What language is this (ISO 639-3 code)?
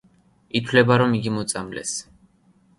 kat